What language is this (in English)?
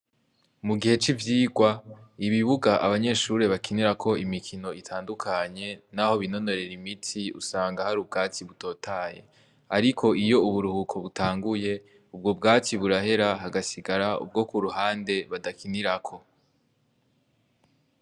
Rundi